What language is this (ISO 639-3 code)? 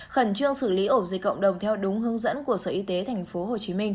vie